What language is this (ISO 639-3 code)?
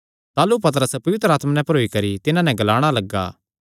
xnr